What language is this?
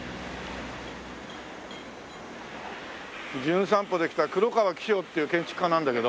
Japanese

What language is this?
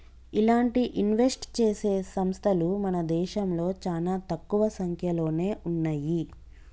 Telugu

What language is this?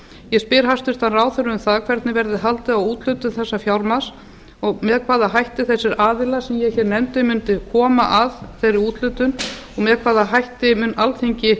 Icelandic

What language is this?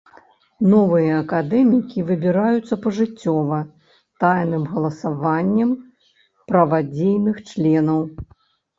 Belarusian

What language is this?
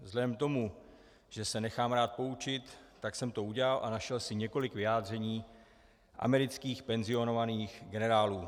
Czech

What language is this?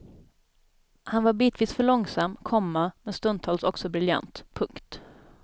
Swedish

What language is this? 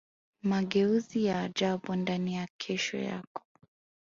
Swahili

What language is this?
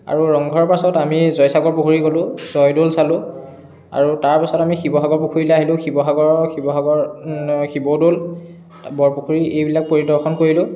Assamese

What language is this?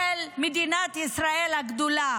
Hebrew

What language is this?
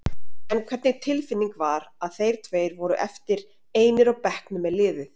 Icelandic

